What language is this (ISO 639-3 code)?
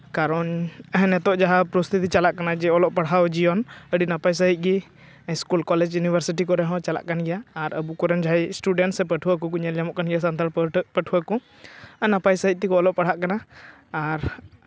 sat